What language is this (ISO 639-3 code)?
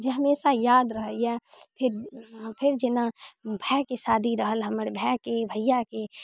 mai